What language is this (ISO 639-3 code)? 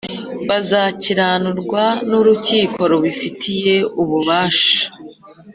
kin